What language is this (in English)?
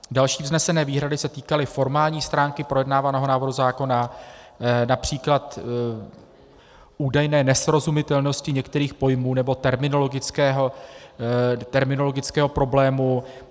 Czech